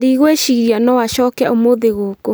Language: Kikuyu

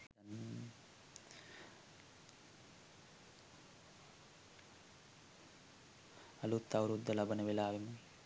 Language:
Sinhala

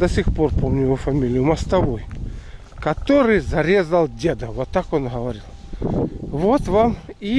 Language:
Russian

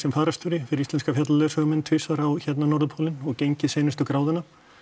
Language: Icelandic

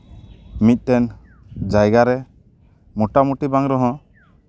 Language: Santali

